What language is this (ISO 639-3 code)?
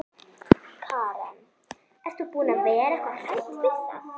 isl